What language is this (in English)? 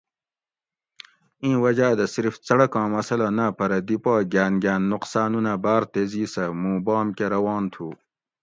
Gawri